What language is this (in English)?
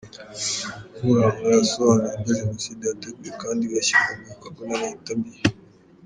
Kinyarwanda